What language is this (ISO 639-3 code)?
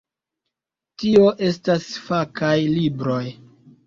epo